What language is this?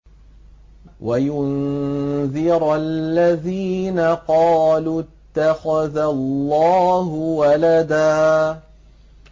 Arabic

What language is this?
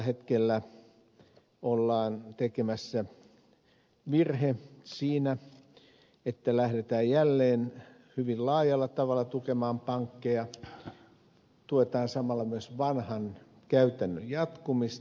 Finnish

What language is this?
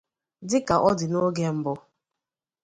Igbo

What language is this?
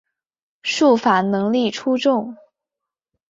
Chinese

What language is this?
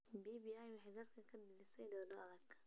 Somali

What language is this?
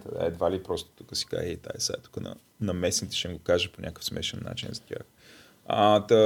Bulgarian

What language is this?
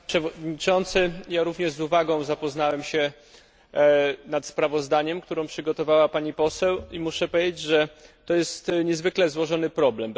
Polish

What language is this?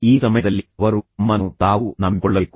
Kannada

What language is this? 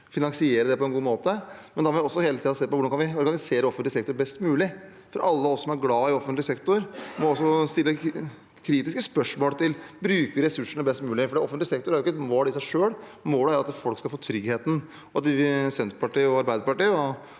Norwegian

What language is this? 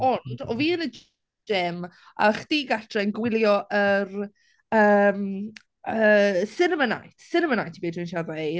Welsh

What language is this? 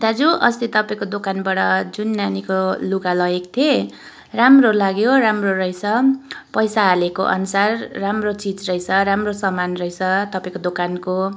Nepali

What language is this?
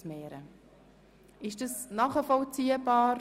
Swiss German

